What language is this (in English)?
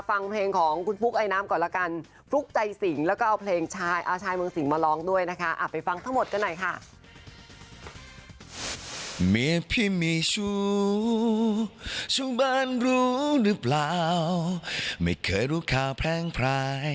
Thai